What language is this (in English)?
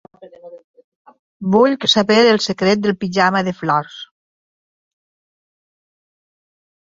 Catalan